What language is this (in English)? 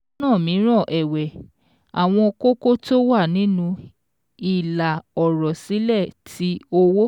Yoruba